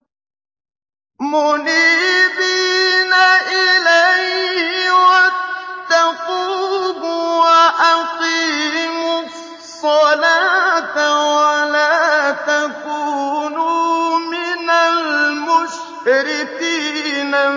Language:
Arabic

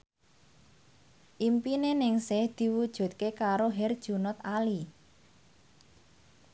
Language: Javanese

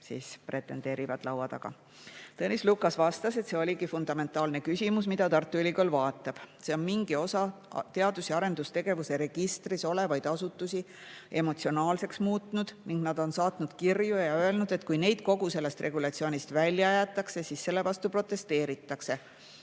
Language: Estonian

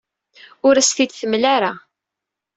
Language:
Kabyle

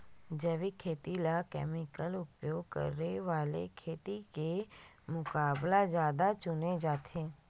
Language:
Chhattisgarhi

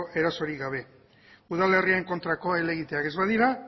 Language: Basque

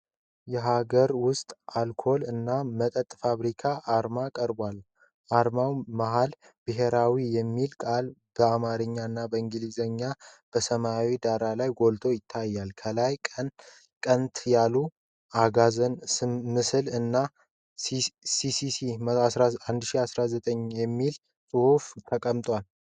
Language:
Amharic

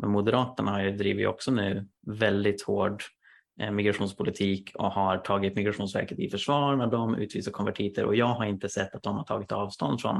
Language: Swedish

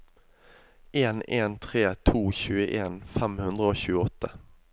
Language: Norwegian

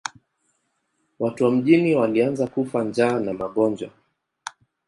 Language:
Swahili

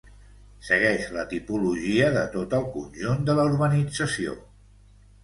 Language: Catalan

